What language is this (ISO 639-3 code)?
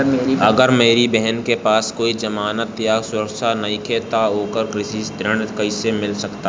bho